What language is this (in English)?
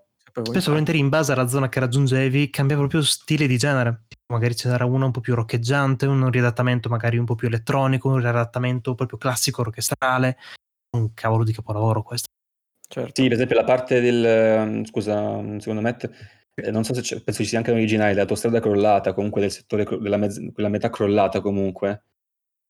Italian